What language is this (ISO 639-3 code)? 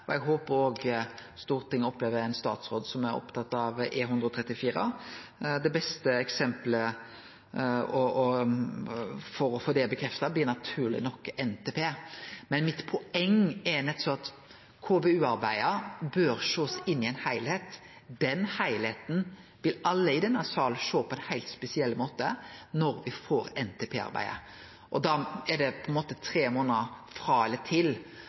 nno